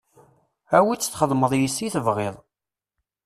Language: Kabyle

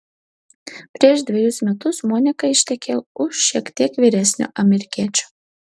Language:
Lithuanian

